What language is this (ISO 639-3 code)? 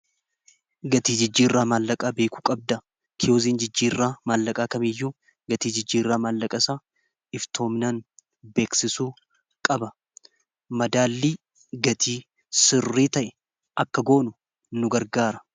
orm